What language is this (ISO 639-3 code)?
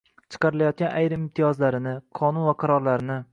uzb